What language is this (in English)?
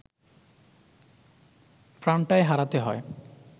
Bangla